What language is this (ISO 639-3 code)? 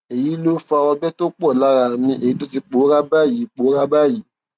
yor